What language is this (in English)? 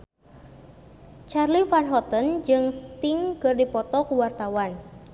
Sundanese